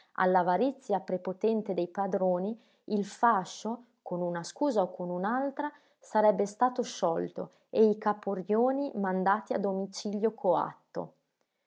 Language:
Italian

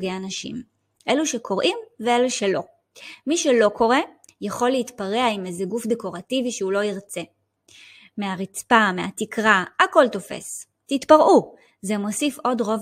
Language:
Hebrew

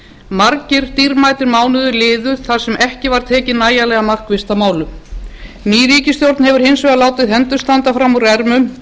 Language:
Icelandic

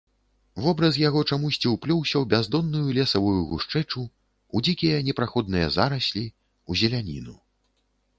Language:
Belarusian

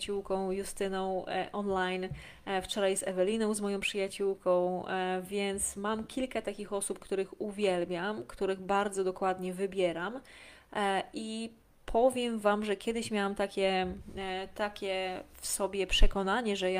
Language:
Polish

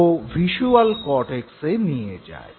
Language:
Bangla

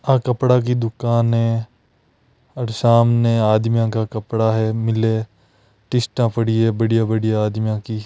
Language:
Marwari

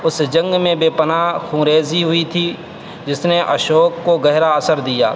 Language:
Urdu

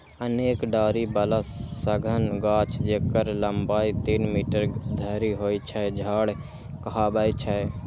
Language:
Maithili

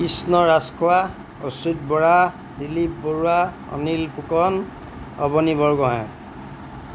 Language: Assamese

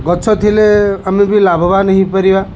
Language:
Odia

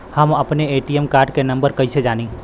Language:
Bhojpuri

